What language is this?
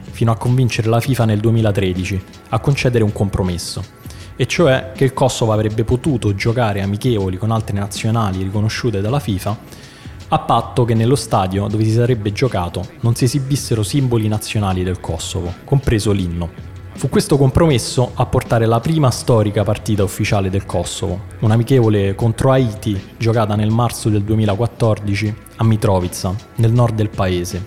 Italian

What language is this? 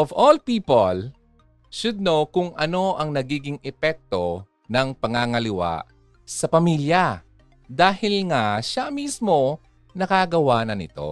Filipino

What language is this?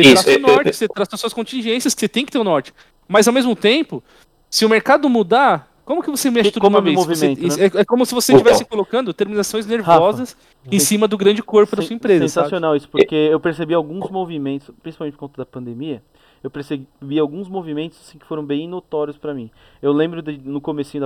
Portuguese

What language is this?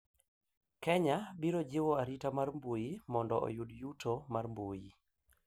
Luo (Kenya and Tanzania)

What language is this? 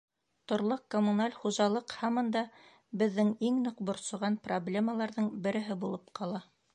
Bashkir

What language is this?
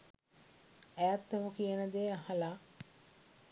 Sinhala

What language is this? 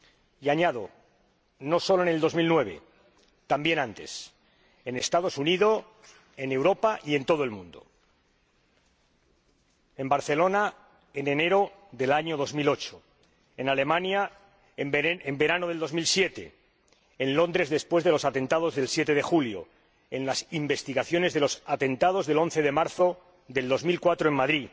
Spanish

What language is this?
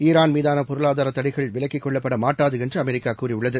Tamil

